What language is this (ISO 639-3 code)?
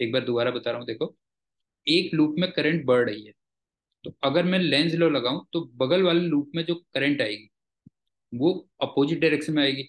hin